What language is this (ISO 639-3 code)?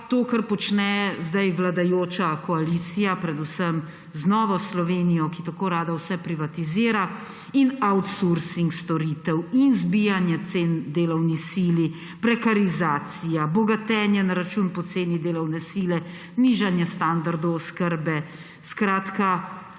slv